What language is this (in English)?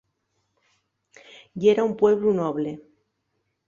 Asturian